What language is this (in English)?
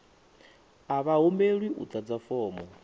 Venda